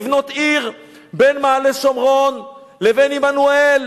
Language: Hebrew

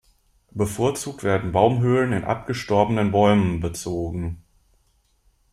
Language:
German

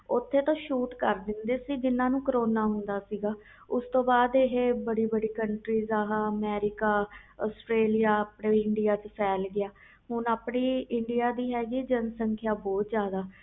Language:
Punjabi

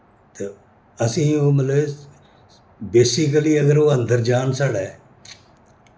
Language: Dogri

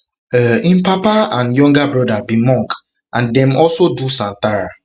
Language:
Nigerian Pidgin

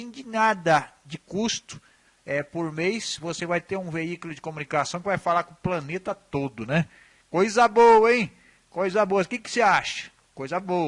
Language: Portuguese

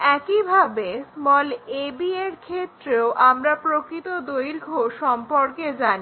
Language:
Bangla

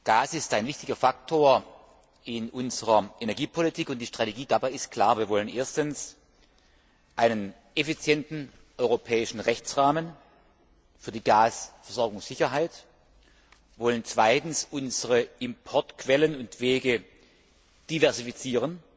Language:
German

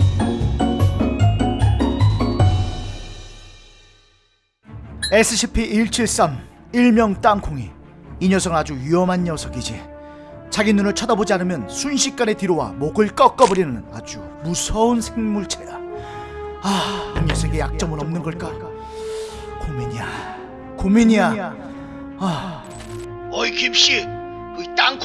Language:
Korean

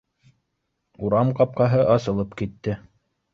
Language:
Bashkir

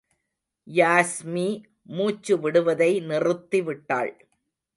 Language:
Tamil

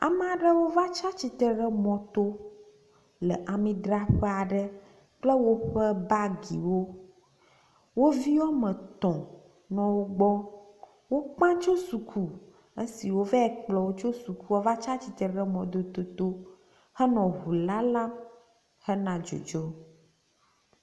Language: Ewe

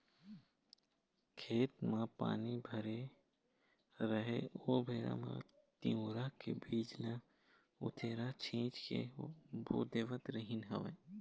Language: Chhattisgarhi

